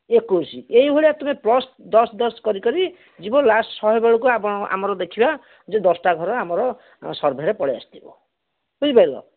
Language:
Odia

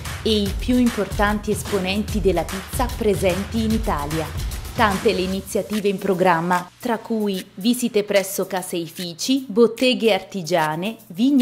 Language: Italian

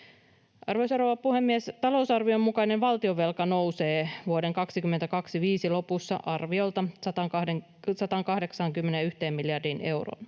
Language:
Finnish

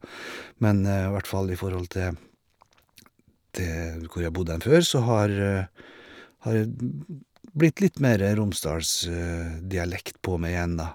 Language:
Norwegian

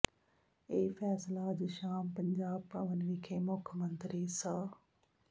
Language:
Punjabi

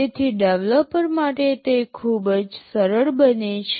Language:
Gujarati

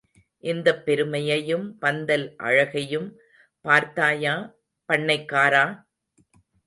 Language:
Tamil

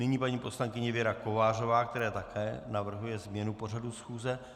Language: Czech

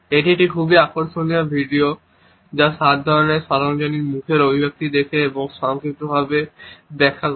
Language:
Bangla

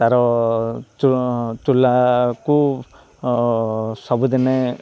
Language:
Odia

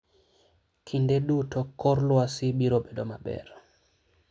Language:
Luo (Kenya and Tanzania)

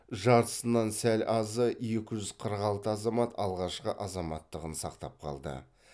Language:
Kazakh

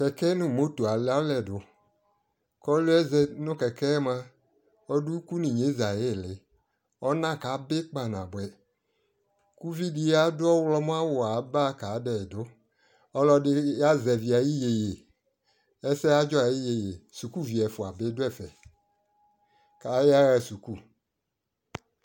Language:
Ikposo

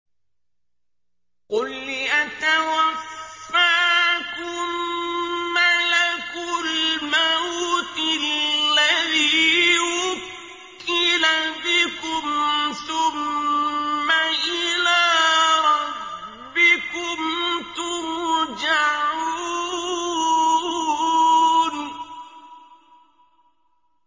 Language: Arabic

